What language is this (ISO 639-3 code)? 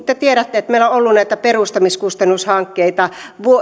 fin